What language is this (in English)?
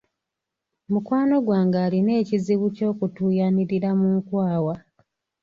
Ganda